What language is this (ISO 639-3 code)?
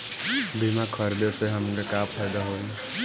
bho